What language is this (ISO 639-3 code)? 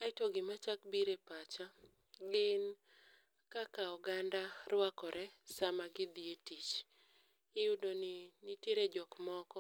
luo